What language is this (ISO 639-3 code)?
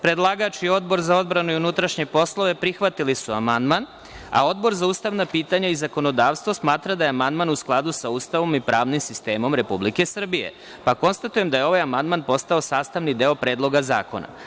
srp